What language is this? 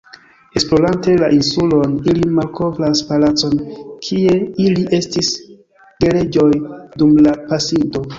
Esperanto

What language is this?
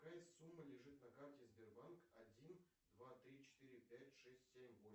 Russian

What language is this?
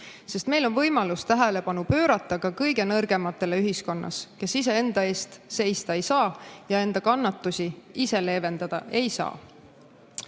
Estonian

